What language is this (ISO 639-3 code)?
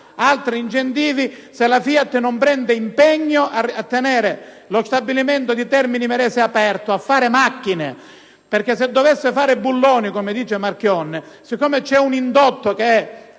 ita